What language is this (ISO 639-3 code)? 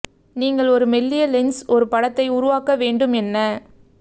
tam